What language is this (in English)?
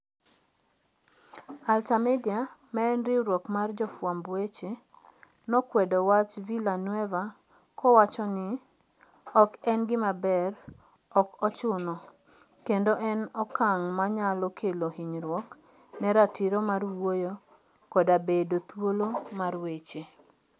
Luo (Kenya and Tanzania)